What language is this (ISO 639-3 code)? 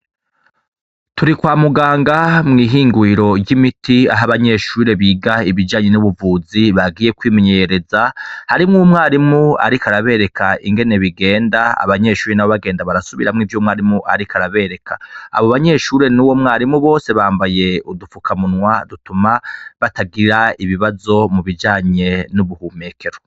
run